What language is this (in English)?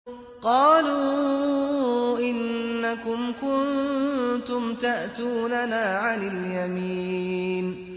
Arabic